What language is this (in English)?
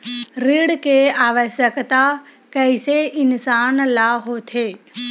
Chhattisgarhi